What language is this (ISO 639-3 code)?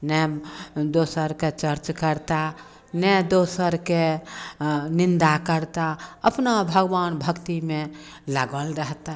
mai